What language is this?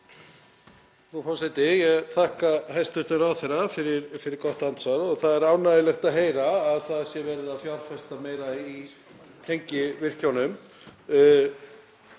Icelandic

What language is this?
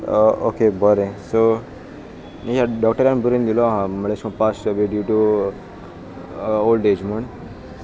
Konkani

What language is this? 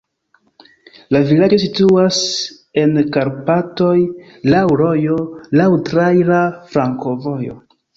Esperanto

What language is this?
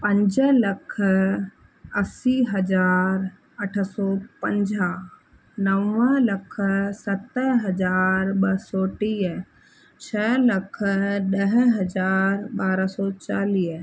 Sindhi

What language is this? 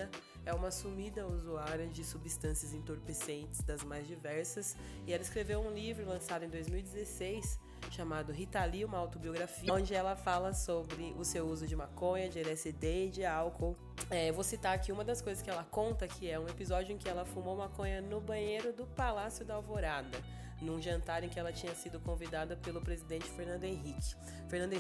Portuguese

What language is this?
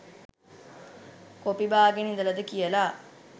Sinhala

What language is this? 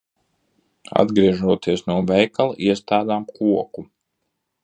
Latvian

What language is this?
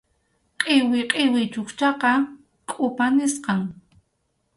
Arequipa-La Unión Quechua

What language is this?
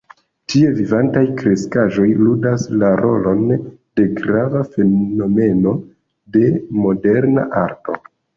Esperanto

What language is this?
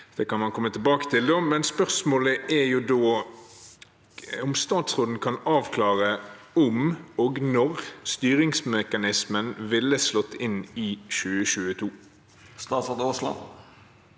Norwegian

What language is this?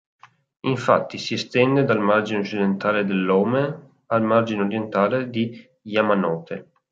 Italian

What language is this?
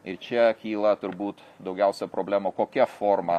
Lithuanian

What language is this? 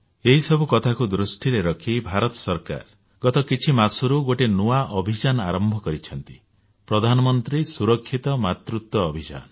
Odia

